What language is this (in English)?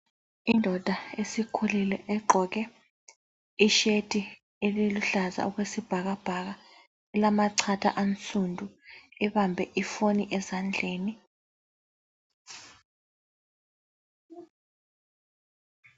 North Ndebele